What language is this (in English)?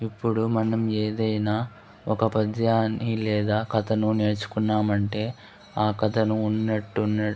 Telugu